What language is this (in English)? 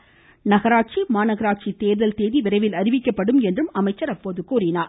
Tamil